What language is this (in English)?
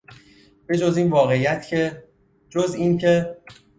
Persian